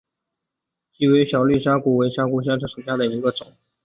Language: Chinese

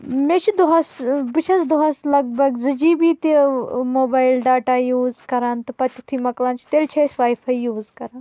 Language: Kashmiri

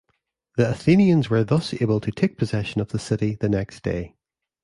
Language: English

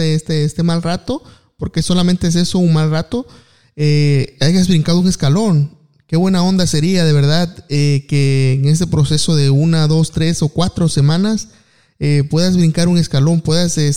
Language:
Spanish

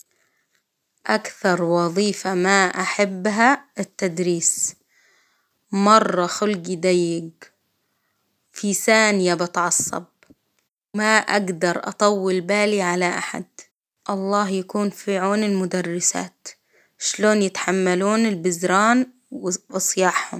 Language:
Hijazi Arabic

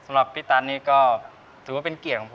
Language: Thai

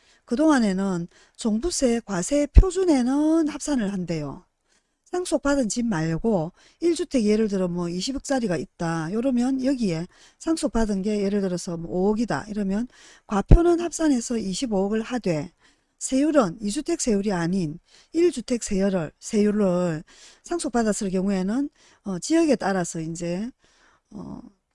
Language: Korean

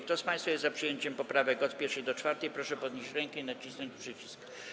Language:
Polish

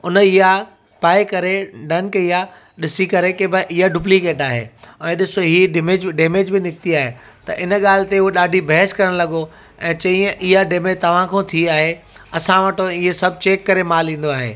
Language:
Sindhi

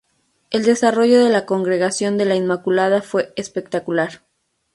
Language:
Spanish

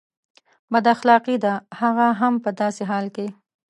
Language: Pashto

